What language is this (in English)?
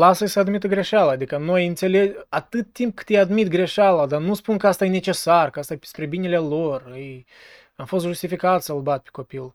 Romanian